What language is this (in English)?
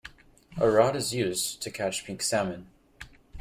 English